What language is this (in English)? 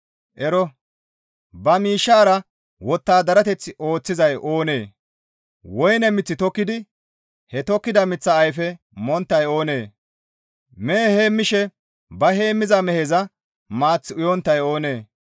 Gamo